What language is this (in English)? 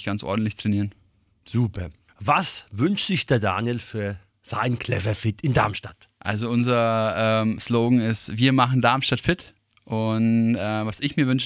German